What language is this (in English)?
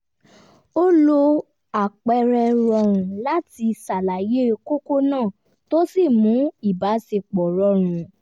Yoruba